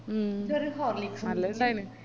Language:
Malayalam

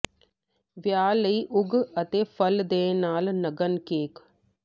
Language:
Punjabi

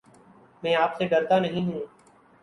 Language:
Urdu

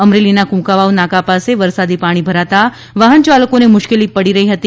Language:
Gujarati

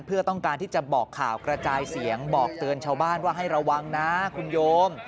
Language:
Thai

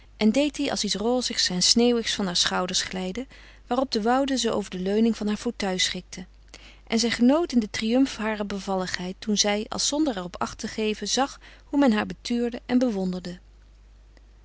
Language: Dutch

